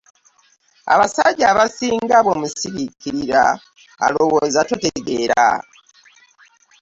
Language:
Ganda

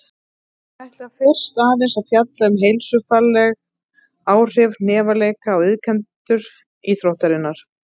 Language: Icelandic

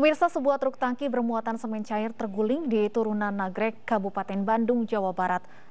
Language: Indonesian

